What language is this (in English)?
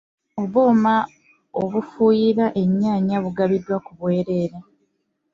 Ganda